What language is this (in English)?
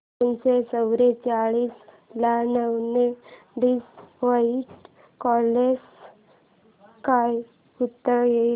Marathi